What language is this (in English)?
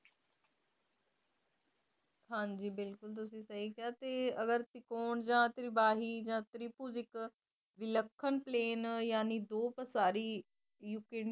Punjabi